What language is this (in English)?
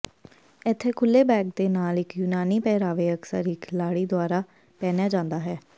Punjabi